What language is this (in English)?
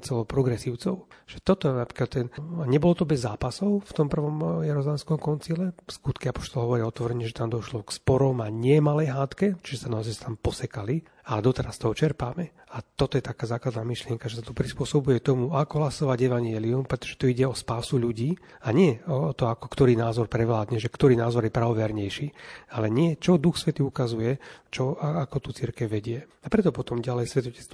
Slovak